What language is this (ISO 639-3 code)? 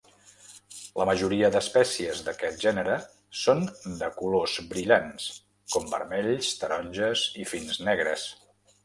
cat